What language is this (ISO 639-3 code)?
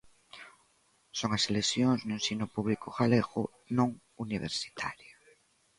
glg